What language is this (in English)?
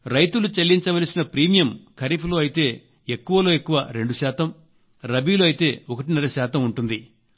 Telugu